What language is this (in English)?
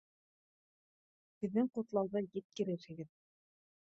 Bashkir